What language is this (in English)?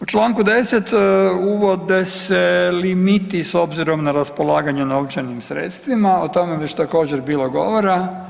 Croatian